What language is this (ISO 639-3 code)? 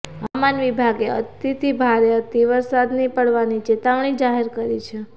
guj